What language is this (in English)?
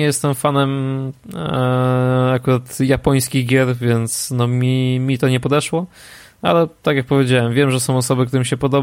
Polish